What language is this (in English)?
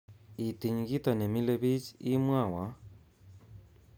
Kalenjin